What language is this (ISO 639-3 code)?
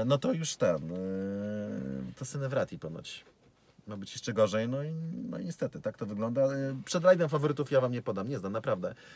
pol